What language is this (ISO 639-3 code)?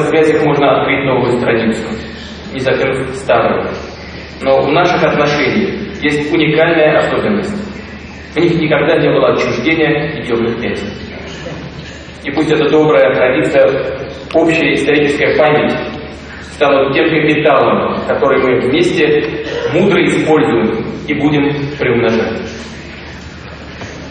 rus